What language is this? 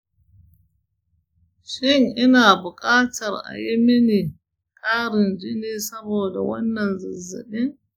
Hausa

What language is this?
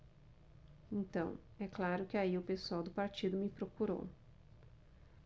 Portuguese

